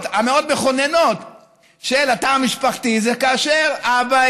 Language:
Hebrew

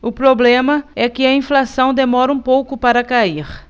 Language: Portuguese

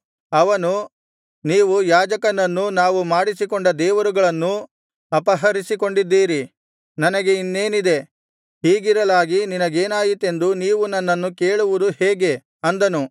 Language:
Kannada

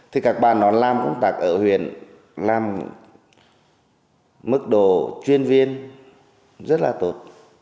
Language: Vietnamese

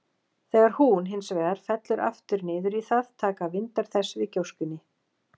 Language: Icelandic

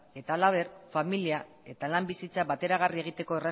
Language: Basque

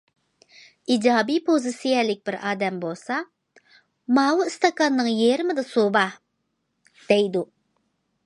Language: Uyghur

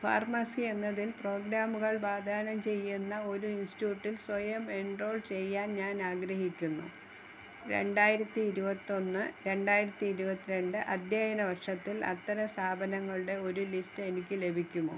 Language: Malayalam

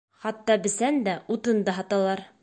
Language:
Bashkir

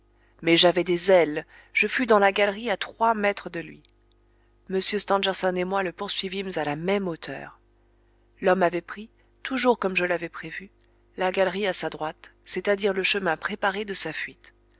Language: French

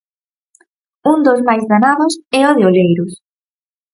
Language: Galician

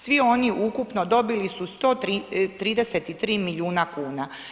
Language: Croatian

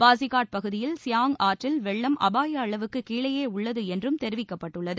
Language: Tamil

